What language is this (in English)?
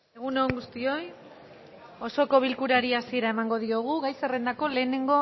Basque